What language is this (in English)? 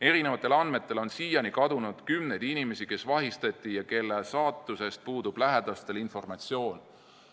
Estonian